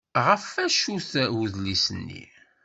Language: Kabyle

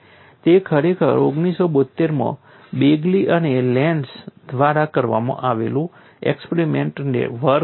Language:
Gujarati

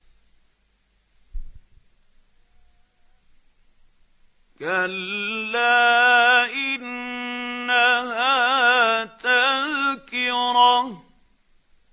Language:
Arabic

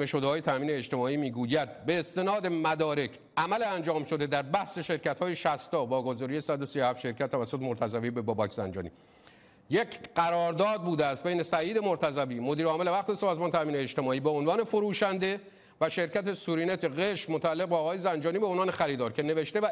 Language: Persian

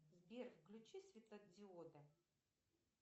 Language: Russian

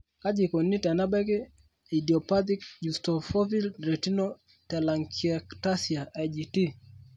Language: Masai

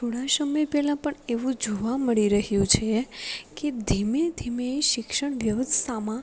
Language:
Gujarati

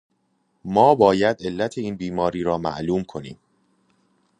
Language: Persian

